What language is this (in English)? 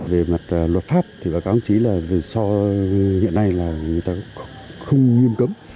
Vietnamese